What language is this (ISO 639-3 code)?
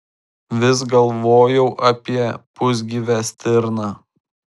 lit